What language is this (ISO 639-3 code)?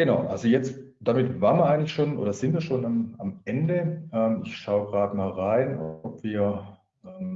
deu